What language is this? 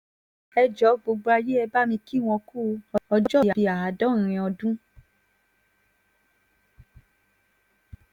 Yoruba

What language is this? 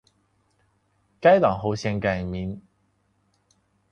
Chinese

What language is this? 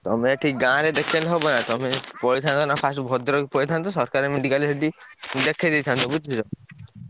Odia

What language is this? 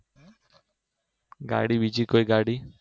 Gujarati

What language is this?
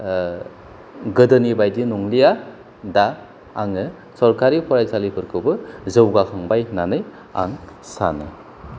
Bodo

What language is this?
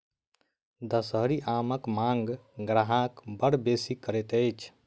Maithili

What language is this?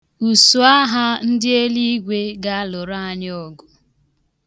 Igbo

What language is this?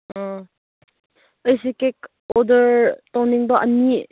Manipuri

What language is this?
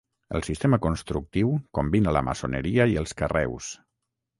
Catalan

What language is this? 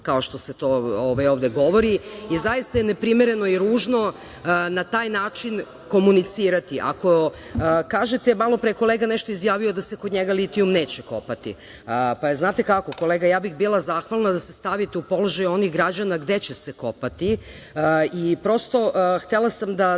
Serbian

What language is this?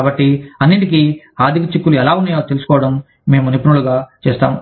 Telugu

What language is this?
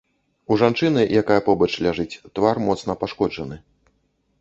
Belarusian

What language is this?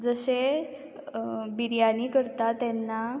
Konkani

